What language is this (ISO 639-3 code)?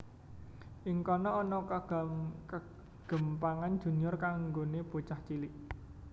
jav